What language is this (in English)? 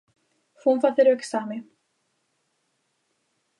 Galician